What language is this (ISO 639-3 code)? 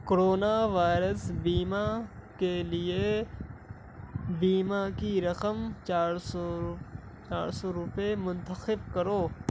urd